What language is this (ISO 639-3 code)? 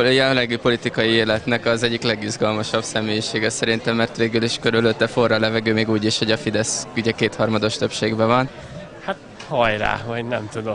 hun